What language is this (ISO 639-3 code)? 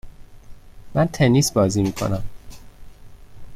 fas